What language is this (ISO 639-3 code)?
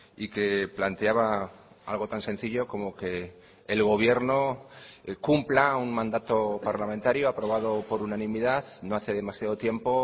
spa